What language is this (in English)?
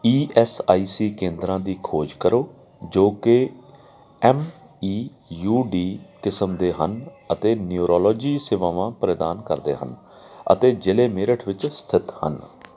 Punjabi